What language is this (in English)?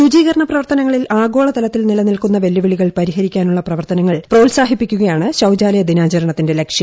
Malayalam